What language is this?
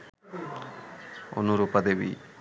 Bangla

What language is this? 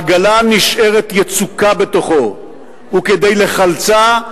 Hebrew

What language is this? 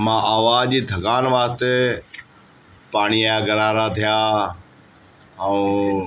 Sindhi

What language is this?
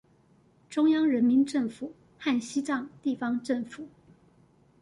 Chinese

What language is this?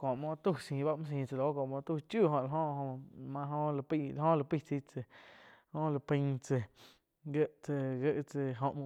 Quiotepec Chinantec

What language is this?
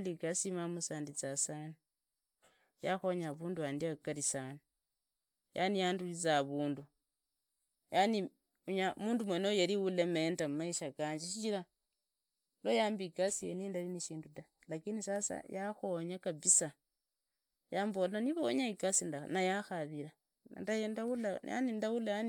Idakho-Isukha-Tiriki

